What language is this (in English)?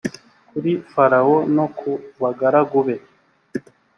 Kinyarwanda